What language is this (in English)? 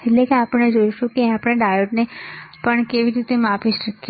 Gujarati